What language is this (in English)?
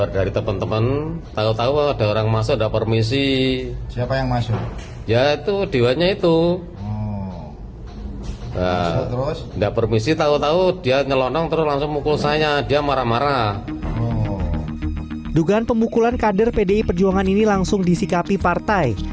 Indonesian